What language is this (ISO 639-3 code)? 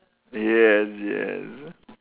eng